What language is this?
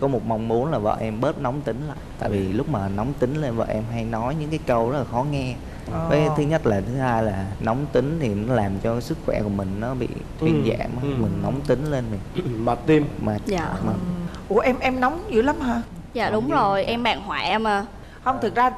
Vietnamese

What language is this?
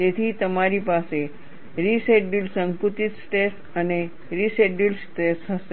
Gujarati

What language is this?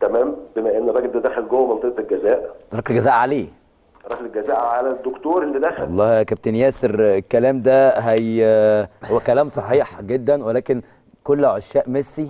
Arabic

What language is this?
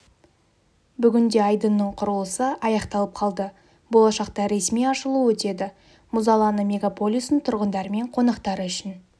Kazakh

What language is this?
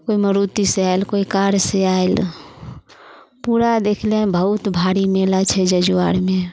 Maithili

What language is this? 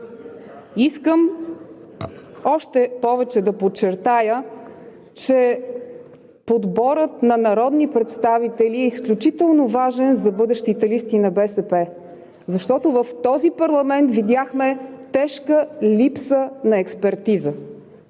Bulgarian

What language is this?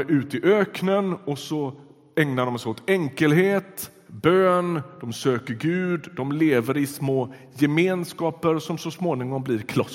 Swedish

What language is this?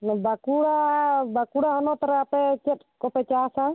Santali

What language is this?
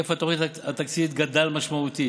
Hebrew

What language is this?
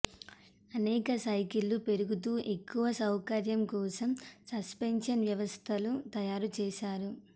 Telugu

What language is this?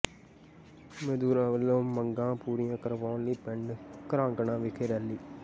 Punjabi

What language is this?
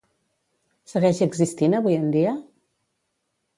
Catalan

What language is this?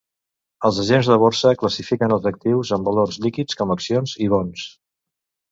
Catalan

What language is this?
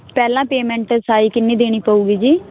Punjabi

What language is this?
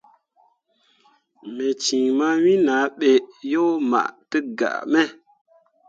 Mundang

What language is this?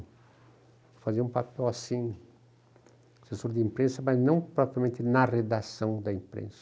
Portuguese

